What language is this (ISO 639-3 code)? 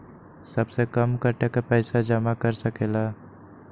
mag